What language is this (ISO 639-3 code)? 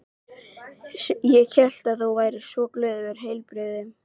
isl